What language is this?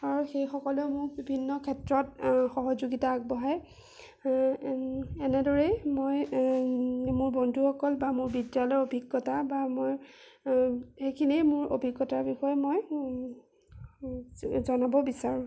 Assamese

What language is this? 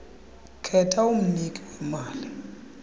Xhosa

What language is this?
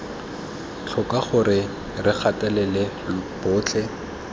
Tswana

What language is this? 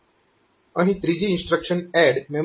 Gujarati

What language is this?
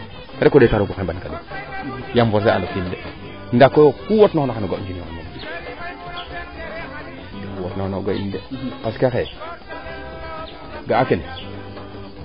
Serer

